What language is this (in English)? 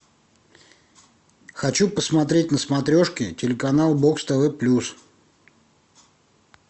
Russian